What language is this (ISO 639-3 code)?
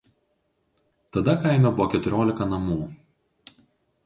lit